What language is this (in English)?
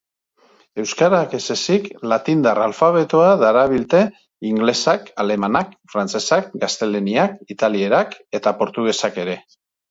Basque